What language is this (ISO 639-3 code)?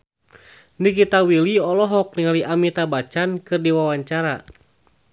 sun